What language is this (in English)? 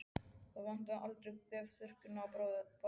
Icelandic